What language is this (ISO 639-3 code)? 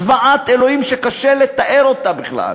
heb